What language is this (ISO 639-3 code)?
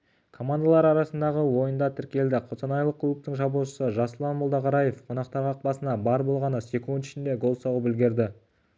kaz